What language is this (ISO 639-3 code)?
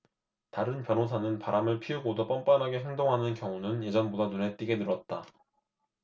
kor